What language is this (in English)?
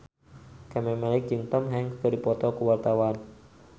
Sundanese